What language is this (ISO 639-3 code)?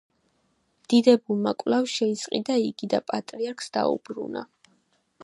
kat